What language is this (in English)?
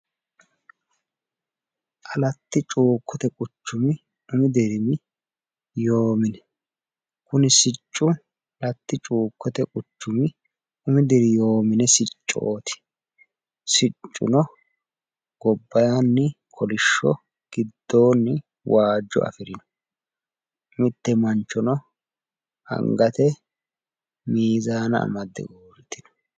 Sidamo